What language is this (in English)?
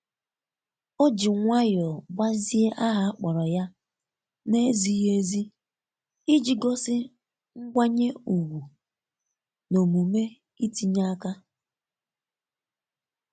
Igbo